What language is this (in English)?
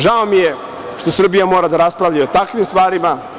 Serbian